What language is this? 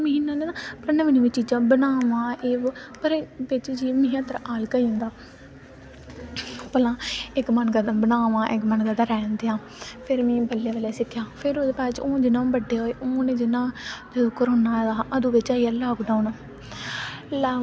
Dogri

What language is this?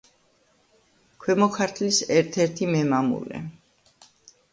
Georgian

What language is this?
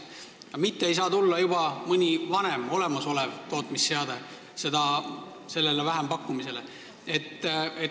Estonian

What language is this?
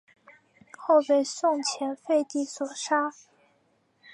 Chinese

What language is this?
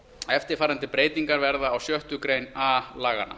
Icelandic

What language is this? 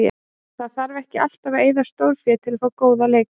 Icelandic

